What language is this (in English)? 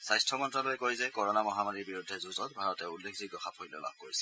Assamese